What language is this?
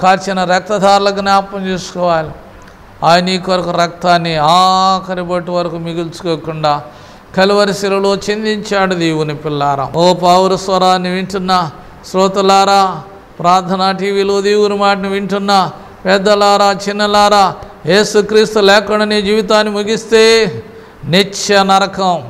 Turkish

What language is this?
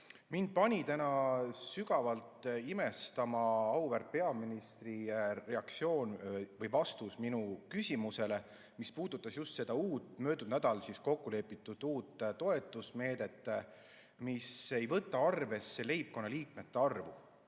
Estonian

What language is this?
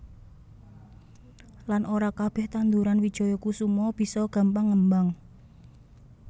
Javanese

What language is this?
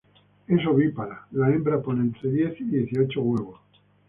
Spanish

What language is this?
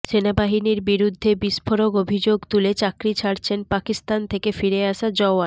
Bangla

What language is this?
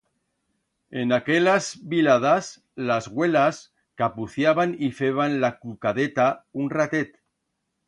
Aragonese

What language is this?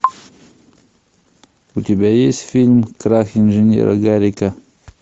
Russian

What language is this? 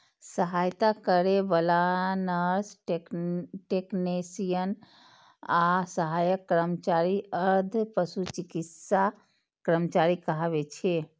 Maithili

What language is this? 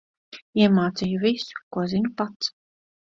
Latvian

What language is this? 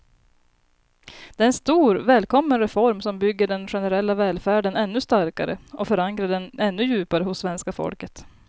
Swedish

